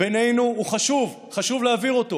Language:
Hebrew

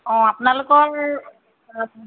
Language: Assamese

